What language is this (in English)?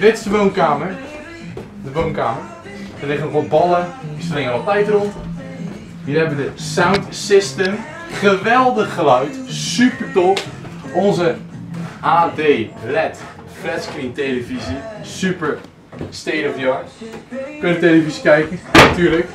Dutch